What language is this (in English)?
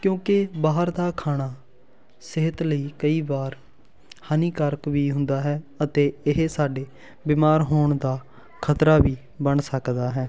Punjabi